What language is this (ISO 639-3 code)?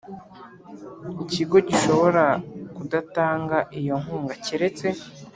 kin